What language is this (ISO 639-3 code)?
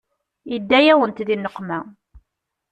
kab